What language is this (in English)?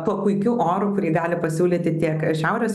Lithuanian